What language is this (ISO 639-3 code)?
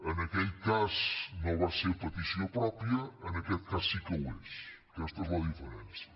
cat